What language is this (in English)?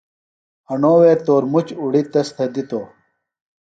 Phalura